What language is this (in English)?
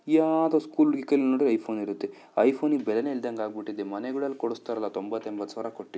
Kannada